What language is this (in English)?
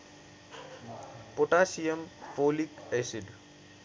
Nepali